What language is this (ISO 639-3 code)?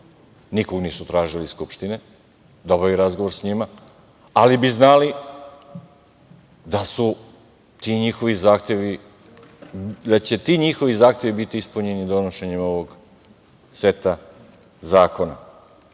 srp